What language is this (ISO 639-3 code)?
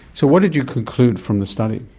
eng